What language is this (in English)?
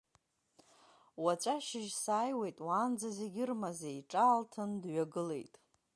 Abkhazian